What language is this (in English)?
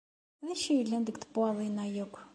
Kabyle